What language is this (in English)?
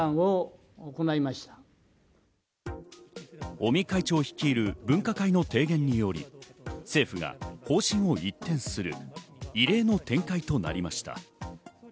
Japanese